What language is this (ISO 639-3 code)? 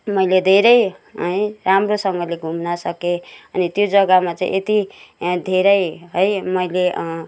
nep